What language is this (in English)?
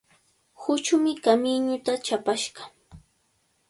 Cajatambo North Lima Quechua